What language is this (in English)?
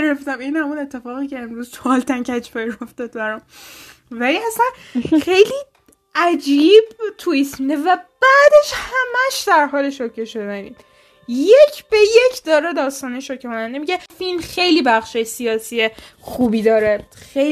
Persian